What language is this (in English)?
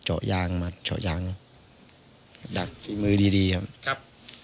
Thai